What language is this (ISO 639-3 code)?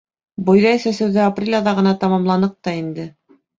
bak